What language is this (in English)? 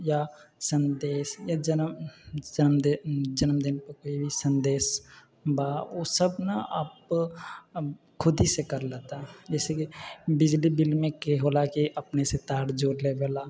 Maithili